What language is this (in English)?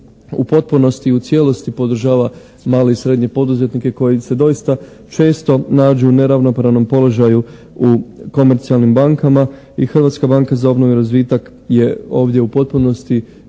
Croatian